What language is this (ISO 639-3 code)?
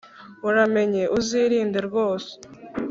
kin